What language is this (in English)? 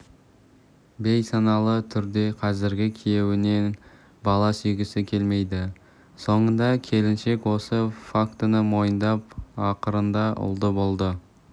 Kazakh